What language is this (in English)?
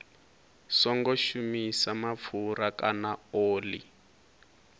Venda